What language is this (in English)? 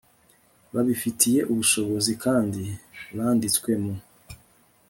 Kinyarwanda